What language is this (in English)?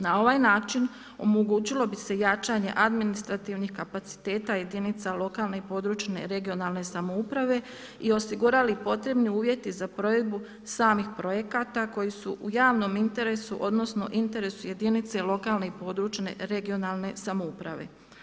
Croatian